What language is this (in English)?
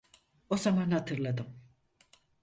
Turkish